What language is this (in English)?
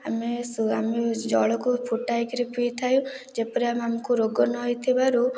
Odia